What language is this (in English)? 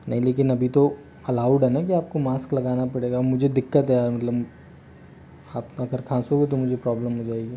Hindi